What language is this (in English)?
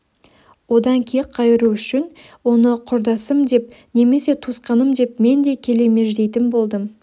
Kazakh